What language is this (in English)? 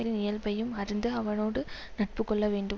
Tamil